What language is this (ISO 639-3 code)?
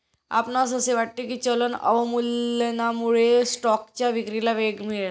mar